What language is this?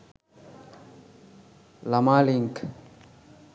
Sinhala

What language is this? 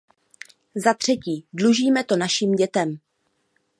Czech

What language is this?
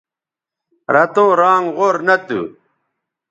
Bateri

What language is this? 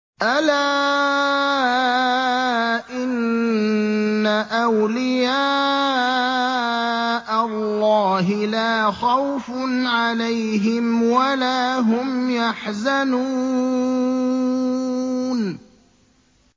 Arabic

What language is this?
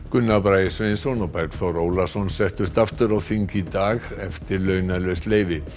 Icelandic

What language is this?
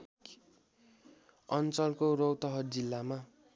Nepali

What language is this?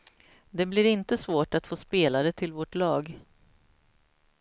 Swedish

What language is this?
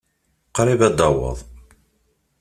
Kabyle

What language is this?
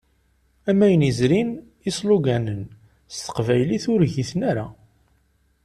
Kabyle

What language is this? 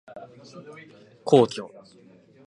Japanese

